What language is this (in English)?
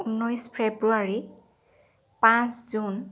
Assamese